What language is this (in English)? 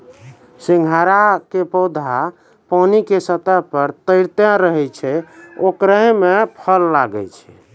Maithili